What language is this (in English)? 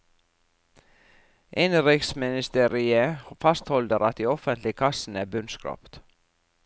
Norwegian